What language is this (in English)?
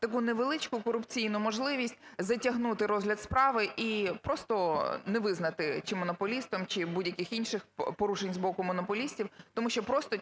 Ukrainian